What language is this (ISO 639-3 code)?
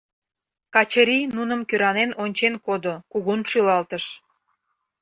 chm